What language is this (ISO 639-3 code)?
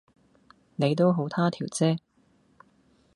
yue